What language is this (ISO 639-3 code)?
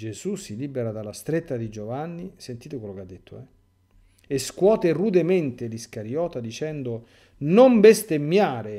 ita